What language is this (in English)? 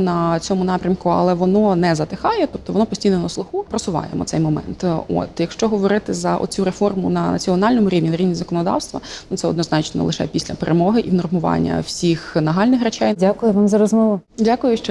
Ukrainian